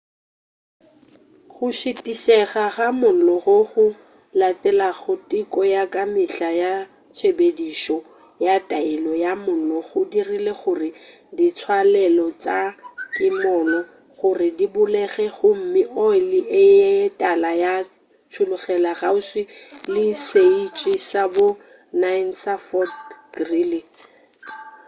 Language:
Northern Sotho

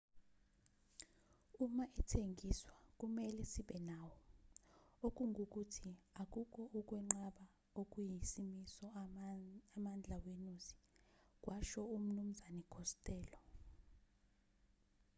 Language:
Zulu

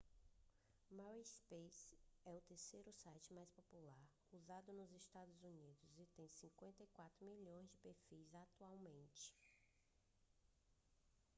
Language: Portuguese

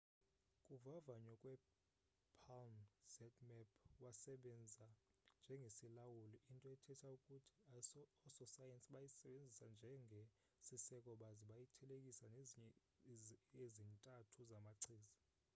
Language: Xhosa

